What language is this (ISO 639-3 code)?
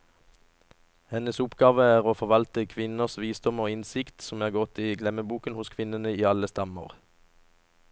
nor